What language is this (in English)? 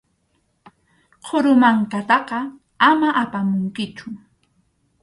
Arequipa-La Unión Quechua